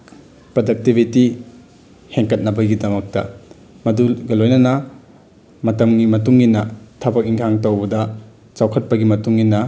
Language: Manipuri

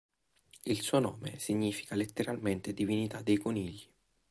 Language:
Italian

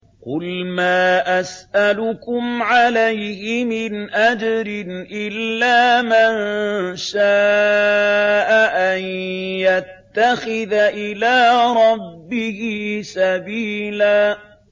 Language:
Arabic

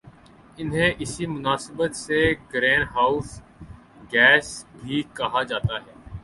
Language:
Urdu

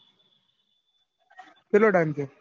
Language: Gujarati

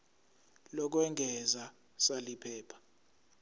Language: Zulu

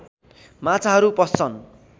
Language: Nepali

